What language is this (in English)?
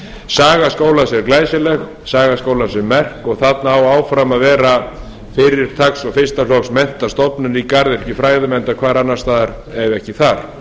Icelandic